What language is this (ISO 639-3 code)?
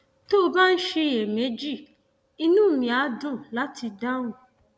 yor